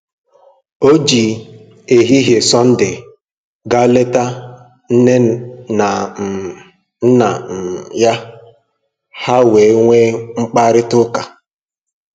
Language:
Igbo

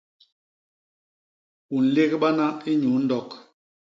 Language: Basaa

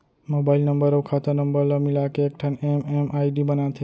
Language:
Chhattisgarhi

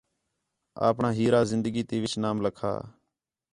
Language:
Khetrani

